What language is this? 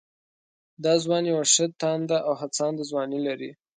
Pashto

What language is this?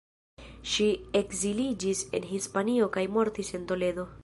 Esperanto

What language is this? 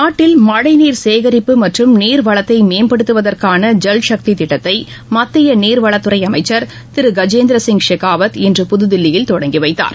Tamil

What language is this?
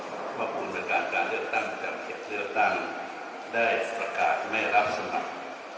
Thai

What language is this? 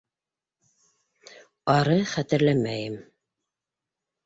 Bashkir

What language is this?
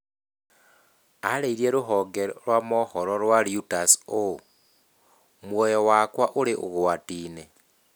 Kikuyu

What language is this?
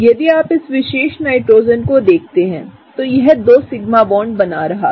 Hindi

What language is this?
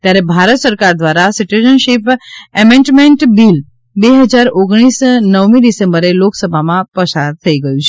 Gujarati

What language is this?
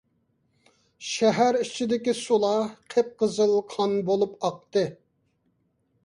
Uyghur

